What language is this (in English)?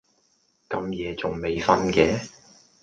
Cantonese